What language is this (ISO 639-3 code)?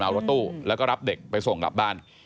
tha